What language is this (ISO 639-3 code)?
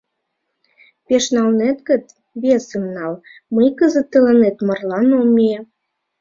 chm